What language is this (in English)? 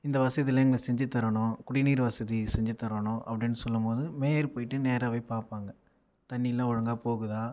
Tamil